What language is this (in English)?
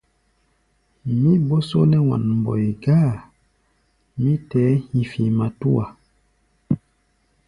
Gbaya